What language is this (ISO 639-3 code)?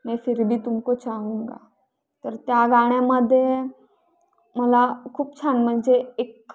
mar